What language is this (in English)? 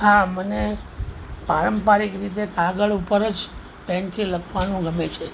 Gujarati